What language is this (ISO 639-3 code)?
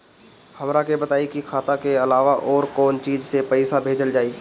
bho